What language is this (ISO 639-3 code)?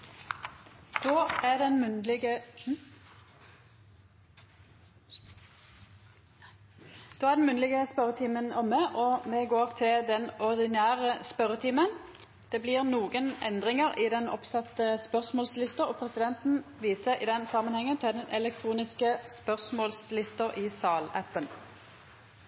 nno